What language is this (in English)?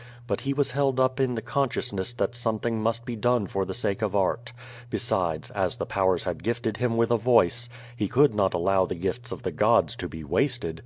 English